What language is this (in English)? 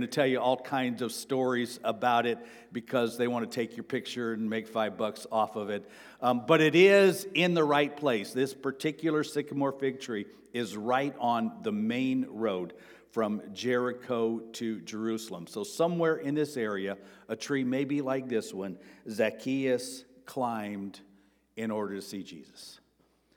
English